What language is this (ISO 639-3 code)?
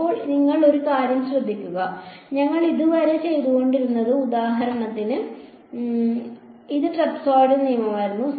mal